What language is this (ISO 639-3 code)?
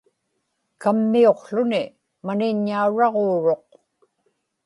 ipk